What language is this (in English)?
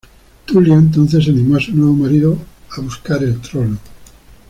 Spanish